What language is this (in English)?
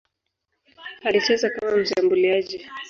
Swahili